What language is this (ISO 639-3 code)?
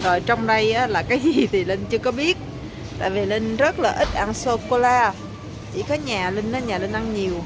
vie